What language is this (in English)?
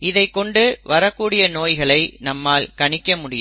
Tamil